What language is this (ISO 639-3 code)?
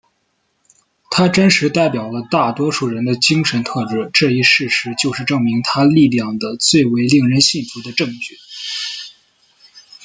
zho